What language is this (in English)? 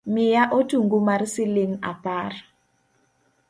Luo (Kenya and Tanzania)